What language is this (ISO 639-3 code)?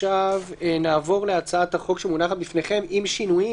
heb